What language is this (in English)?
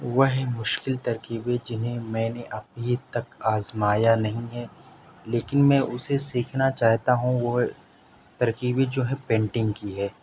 Urdu